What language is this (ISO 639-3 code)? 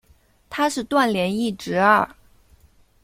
zho